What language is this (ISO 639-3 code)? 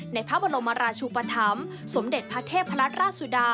tha